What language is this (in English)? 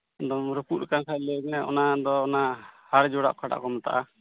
Santali